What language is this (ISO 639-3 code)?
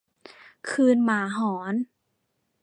tha